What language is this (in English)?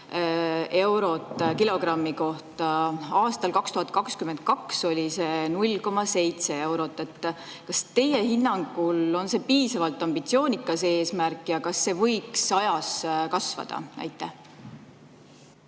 Estonian